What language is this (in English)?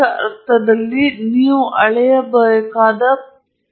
Kannada